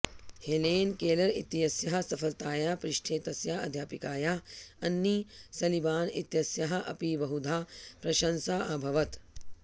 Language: Sanskrit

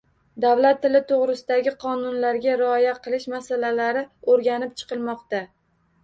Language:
Uzbek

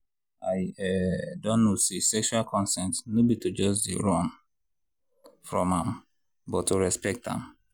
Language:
Nigerian Pidgin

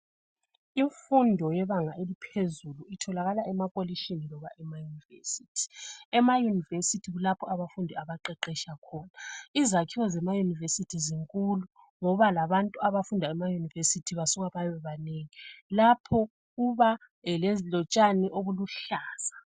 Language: North Ndebele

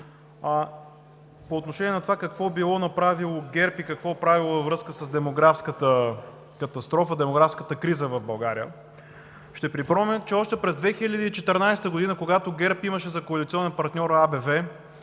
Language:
Bulgarian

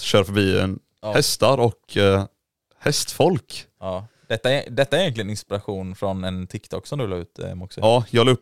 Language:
Swedish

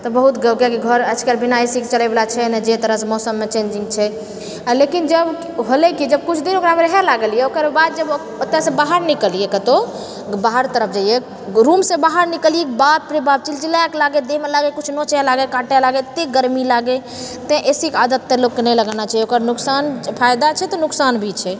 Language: Maithili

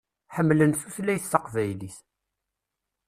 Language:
Kabyle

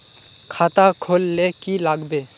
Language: Magahi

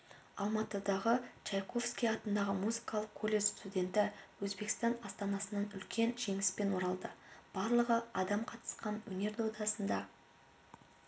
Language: Kazakh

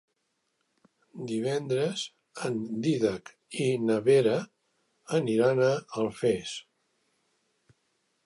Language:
Catalan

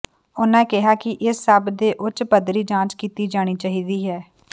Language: Punjabi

